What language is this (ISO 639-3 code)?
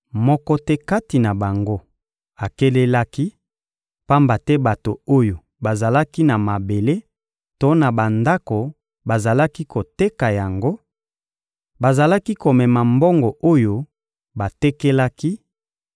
lin